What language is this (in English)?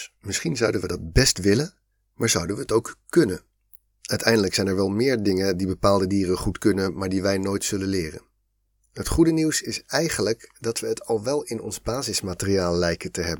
Dutch